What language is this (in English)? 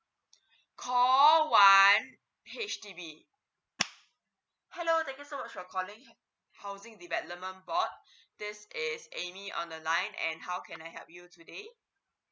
English